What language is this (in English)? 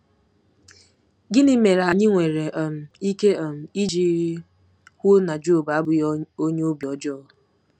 Igbo